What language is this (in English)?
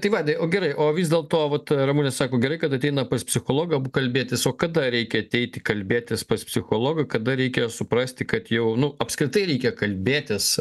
Lithuanian